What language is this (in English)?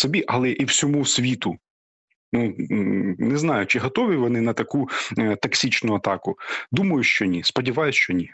Ukrainian